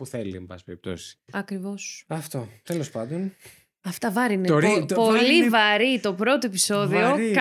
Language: Greek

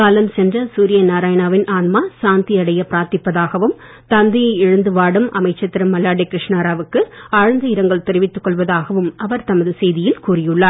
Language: Tamil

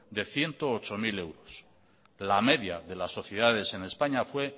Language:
Spanish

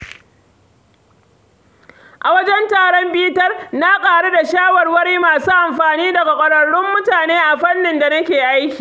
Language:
Hausa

